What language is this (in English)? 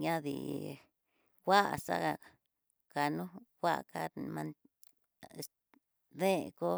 Tidaá Mixtec